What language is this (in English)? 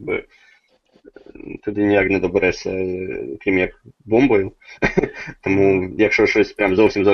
Ukrainian